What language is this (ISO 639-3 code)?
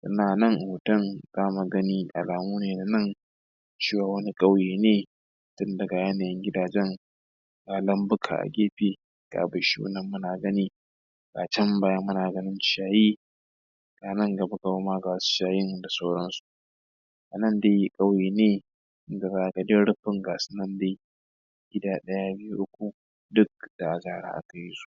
hau